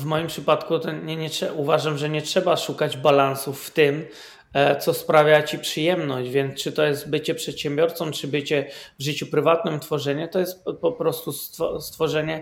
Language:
Polish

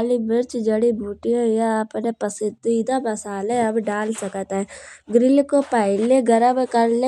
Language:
Kanauji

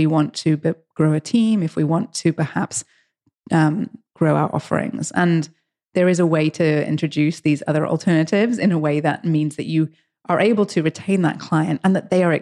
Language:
English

